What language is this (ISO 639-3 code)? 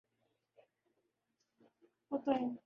urd